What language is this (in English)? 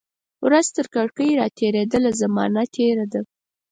Pashto